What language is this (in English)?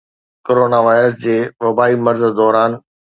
Sindhi